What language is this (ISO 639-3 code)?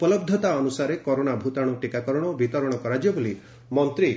ori